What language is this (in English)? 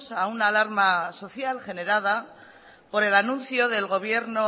Spanish